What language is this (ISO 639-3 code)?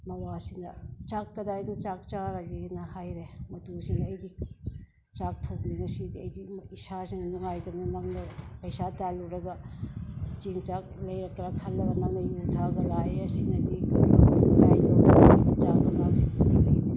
mni